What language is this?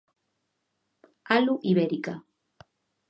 Galician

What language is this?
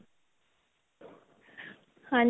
Punjabi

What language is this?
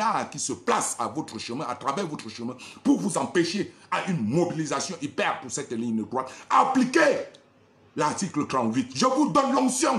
French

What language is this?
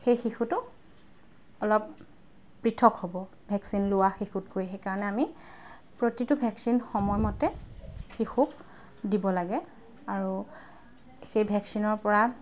Assamese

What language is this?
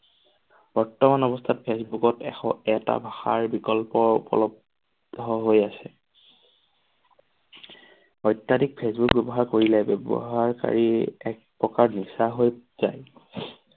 Assamese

